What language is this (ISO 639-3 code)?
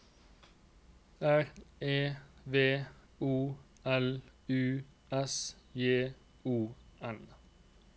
nor